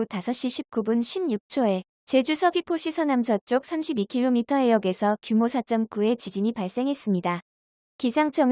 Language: Korean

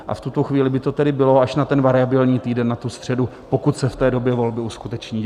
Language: Czech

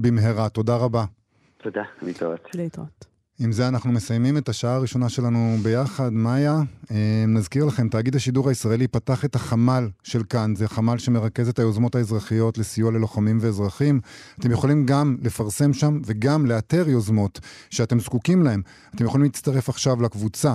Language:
Hebrew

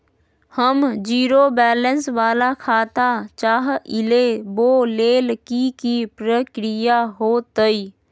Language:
Magahi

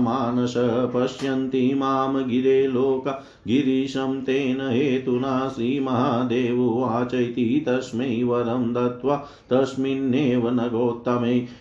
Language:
Hindi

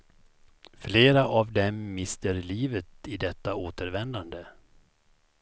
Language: Swedish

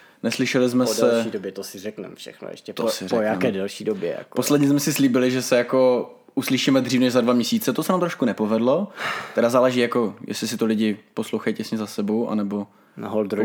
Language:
Czech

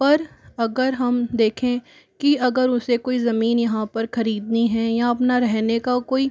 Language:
Hindi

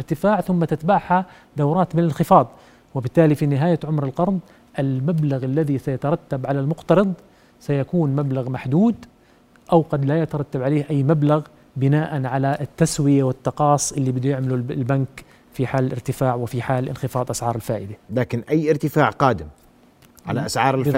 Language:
Arabic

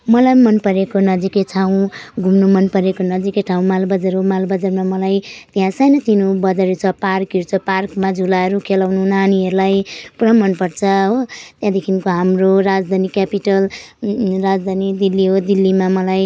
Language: Nepali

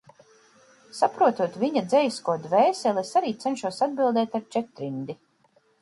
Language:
Latvian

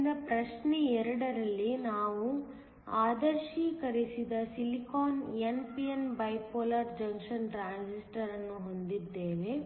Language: Kannada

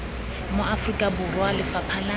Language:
Tswana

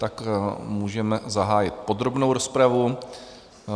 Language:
Czech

